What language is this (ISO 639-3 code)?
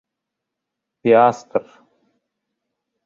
bak